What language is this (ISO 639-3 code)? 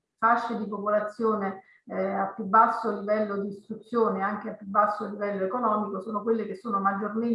ita